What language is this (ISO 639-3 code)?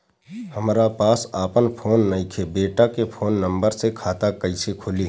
bho